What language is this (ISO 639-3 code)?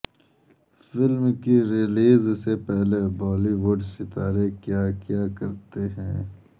urd